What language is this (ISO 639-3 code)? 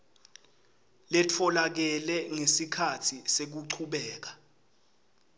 ssw